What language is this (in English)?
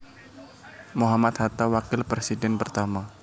Javanese